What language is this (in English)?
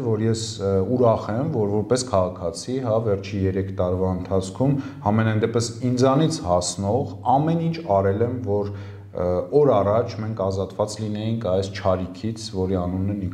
Turkish